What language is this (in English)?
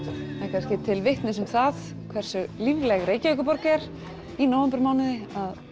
Icelandic